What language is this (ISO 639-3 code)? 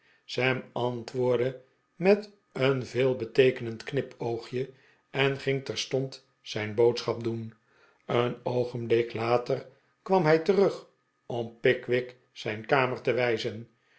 nld